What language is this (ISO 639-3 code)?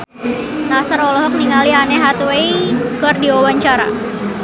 sun